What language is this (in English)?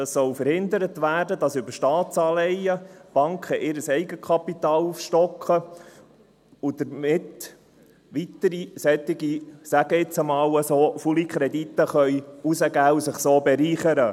Swiss German